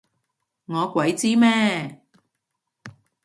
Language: Cantonese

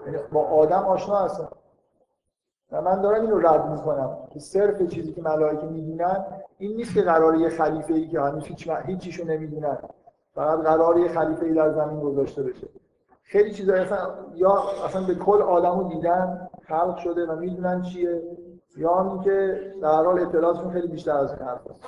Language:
Persian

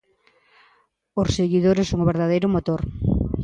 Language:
Galician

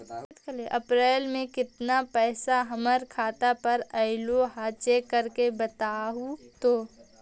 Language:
Magahi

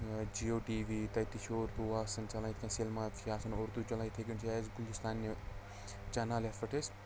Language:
Kashmiri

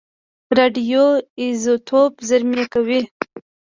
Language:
Pashto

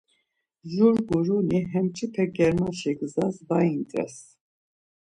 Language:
Laz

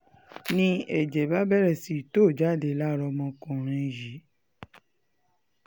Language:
Yoruba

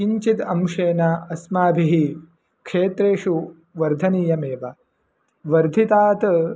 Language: Sanskrit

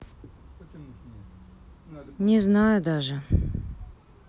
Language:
Russian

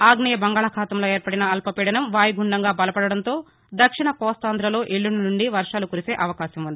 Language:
Telugu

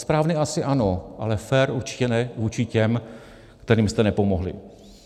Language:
Czech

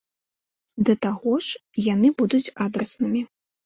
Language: Belarusian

